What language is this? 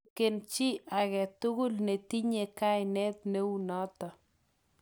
Kalenjin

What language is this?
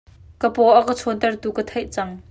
Hakha Chin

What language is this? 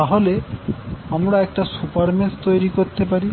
Bangla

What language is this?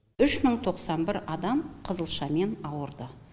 Kazakh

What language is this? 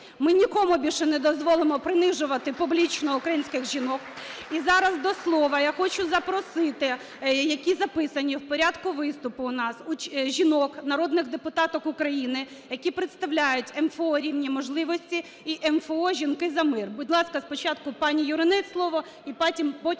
Ukrainian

